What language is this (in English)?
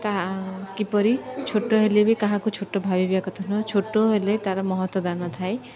Odia